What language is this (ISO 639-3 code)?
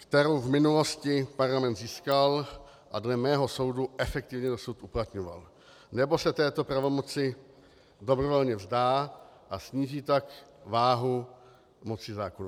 ces